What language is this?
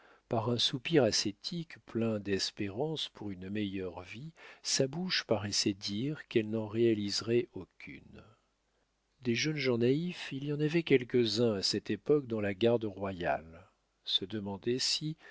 French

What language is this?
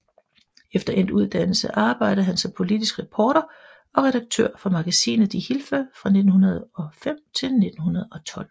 Danish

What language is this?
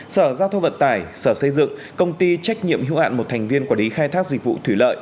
Vietnamese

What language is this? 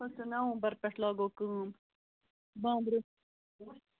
Kashmiri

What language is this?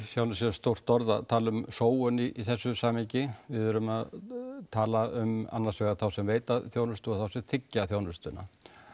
Icelandic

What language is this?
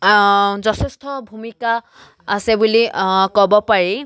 Assamese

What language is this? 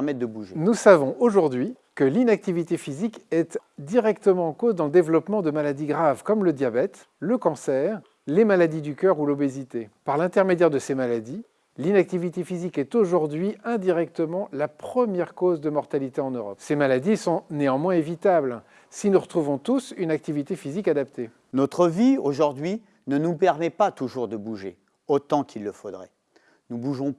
French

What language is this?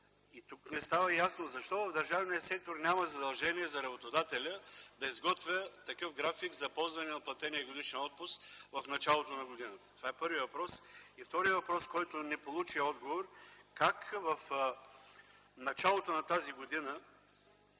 Bulgarian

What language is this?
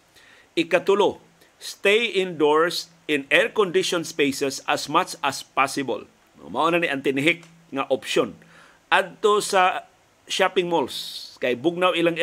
Filipino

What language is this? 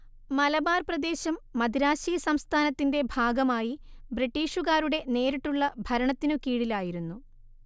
Malayalam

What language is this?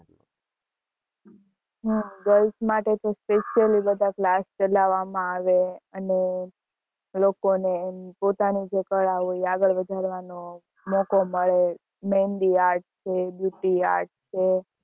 Gujarati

